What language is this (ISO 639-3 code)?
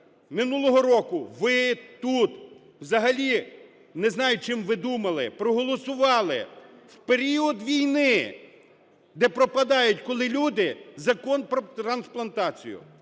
ukr